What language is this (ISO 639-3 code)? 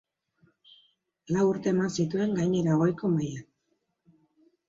eus